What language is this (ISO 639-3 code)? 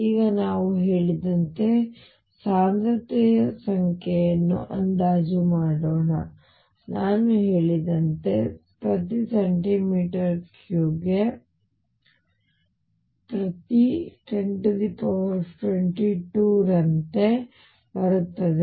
kan